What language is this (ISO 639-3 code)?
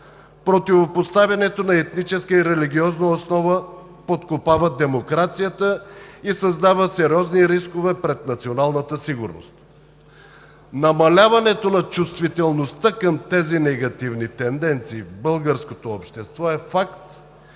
bul